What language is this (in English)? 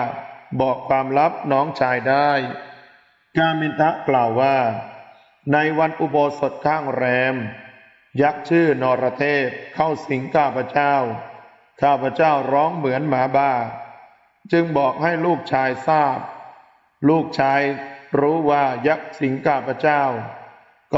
Thai